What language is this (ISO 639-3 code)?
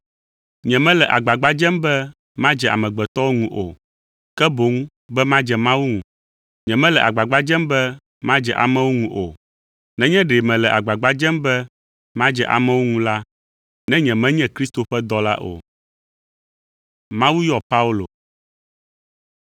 ewe